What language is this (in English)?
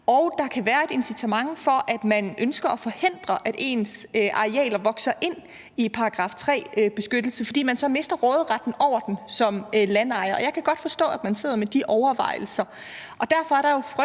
Danish